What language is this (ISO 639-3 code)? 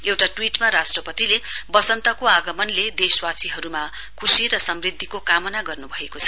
nep